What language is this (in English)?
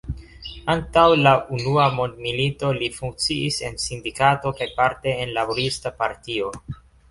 Esperanto